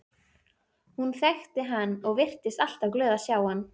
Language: Icelandic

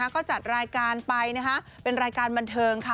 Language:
Thai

